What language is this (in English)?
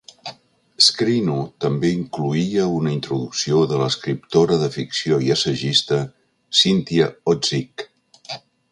Catalan